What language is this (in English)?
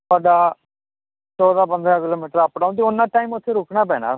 Punjabi